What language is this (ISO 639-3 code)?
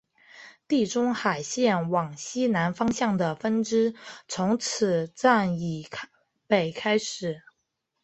zho